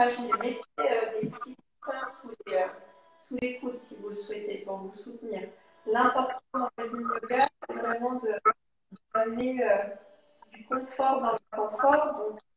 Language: French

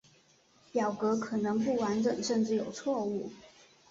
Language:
Chinese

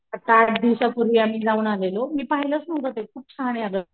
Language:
Marathi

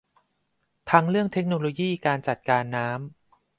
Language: Thai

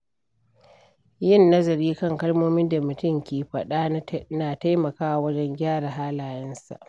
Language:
Hausa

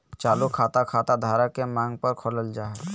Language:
Magahi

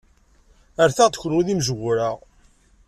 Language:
Kabyle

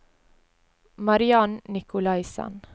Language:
Norwegian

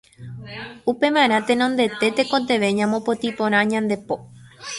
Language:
Guarani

